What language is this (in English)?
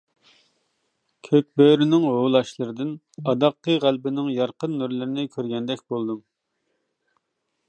Uyghur